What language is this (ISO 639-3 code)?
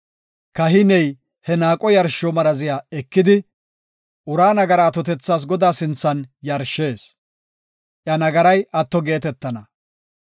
gof